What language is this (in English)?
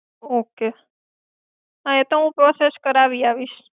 Gujarati